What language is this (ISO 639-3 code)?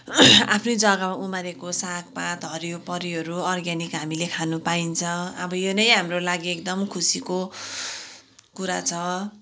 nep